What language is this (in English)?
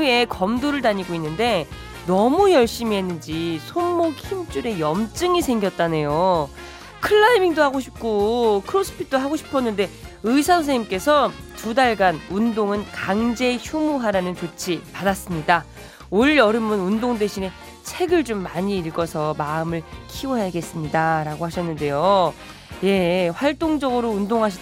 Korean